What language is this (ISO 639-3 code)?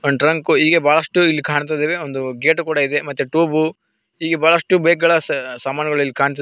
kan